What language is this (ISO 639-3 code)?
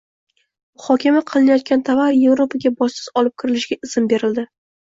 uzb